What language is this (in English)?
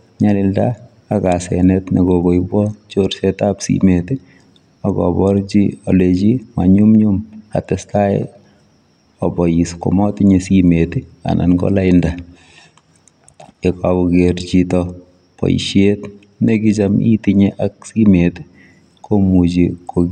Kalenjin